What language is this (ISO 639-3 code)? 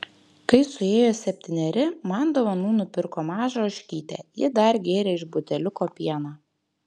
lit